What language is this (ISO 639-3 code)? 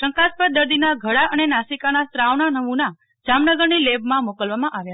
guj